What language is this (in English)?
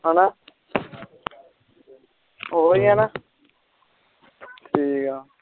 Punjabi